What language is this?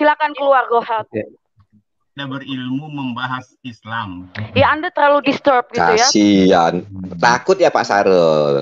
Indonesian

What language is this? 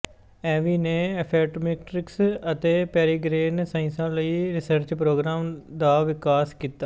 Punjabi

